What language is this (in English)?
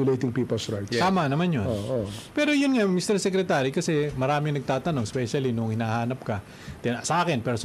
Filipino